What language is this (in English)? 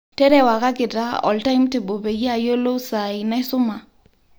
Masai